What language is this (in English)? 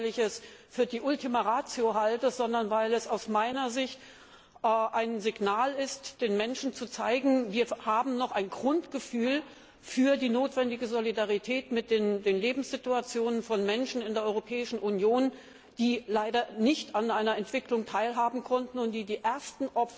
German